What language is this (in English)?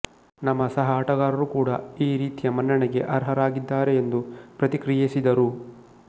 Kannada